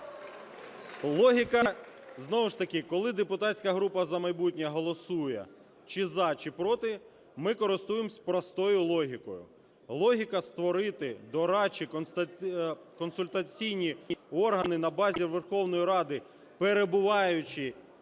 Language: Ukrainian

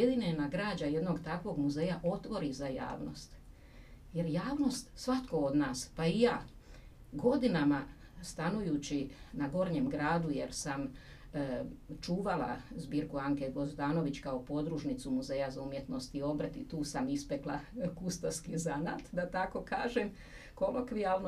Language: Croatian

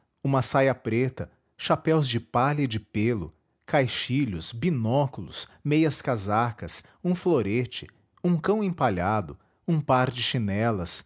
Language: Portuguese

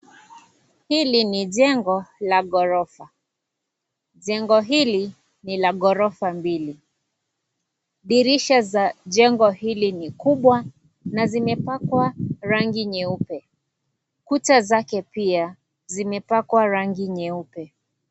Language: Swahili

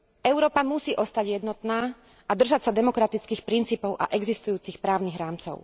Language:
Slovak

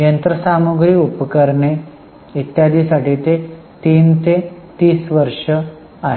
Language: Marathi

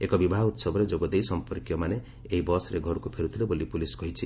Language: Odia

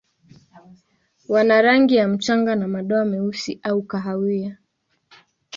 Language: Swahili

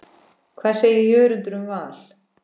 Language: Icelandic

